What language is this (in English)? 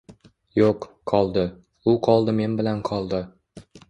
Uzbek